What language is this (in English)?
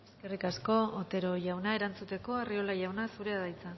Basque